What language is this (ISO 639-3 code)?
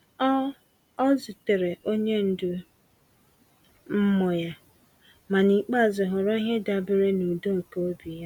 ibo